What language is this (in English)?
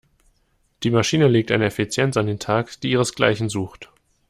German